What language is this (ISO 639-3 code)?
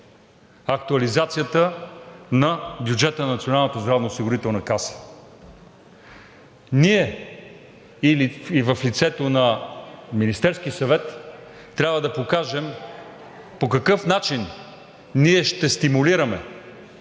bul